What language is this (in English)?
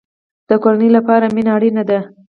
Pashto